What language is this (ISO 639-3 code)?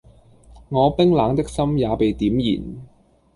yue